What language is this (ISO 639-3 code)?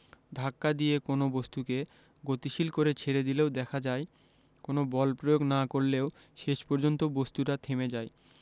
ben